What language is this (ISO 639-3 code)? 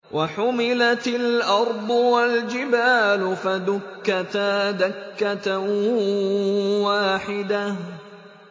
ara